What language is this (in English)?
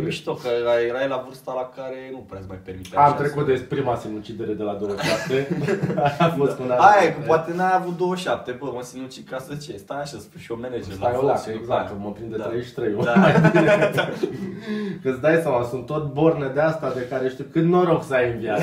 Romanian